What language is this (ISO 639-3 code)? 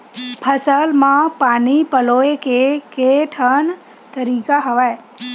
hne